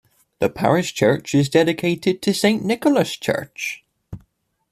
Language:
English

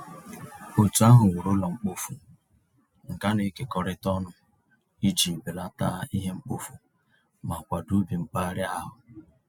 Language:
Igbo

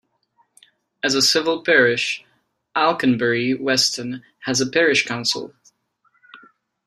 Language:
English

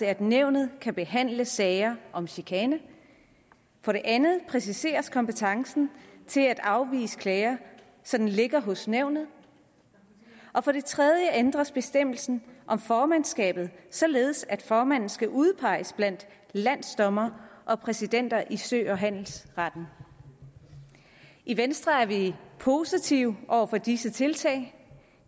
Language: Danish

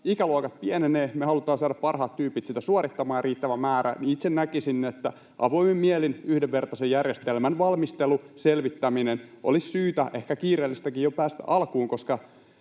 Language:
Finnish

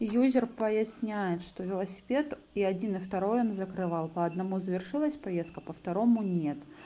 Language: Russian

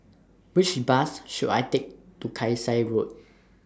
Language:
English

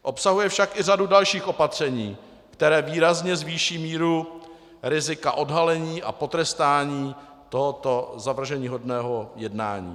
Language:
Czech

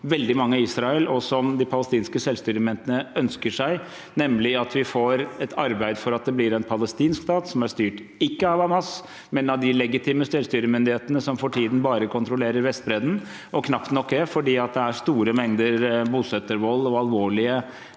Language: Norwegian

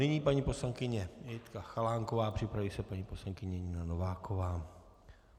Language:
Czech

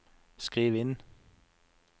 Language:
Norwegian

